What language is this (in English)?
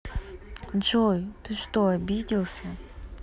Russian